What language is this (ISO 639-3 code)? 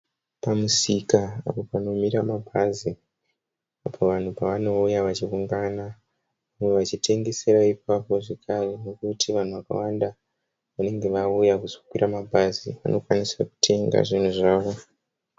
sna